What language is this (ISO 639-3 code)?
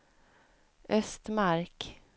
swe